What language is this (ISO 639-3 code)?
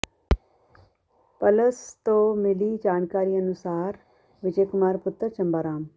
pan